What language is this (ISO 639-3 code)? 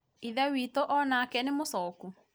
kik